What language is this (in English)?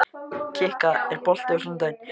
Icelandic